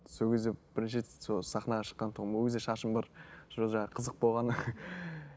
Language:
Kazakh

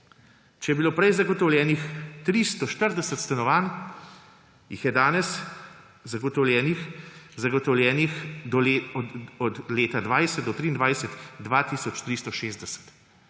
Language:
Slovenian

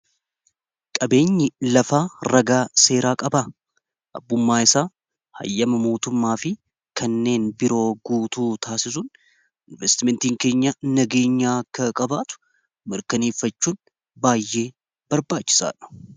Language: Oromo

